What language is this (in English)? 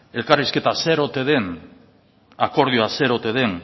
Basque